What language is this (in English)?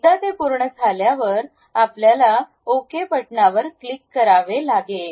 Marathi